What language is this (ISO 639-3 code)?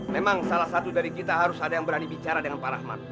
ind